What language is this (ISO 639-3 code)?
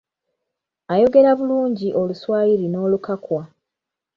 lug